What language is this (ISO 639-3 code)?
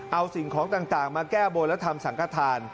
tha